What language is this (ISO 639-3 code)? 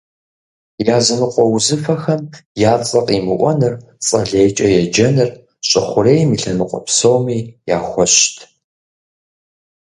kbd